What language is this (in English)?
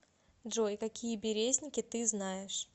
Russian